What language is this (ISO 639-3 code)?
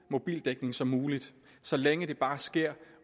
dan